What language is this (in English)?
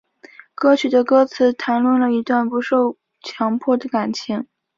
Chinese